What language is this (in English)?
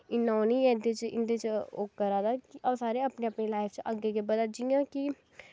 Dogri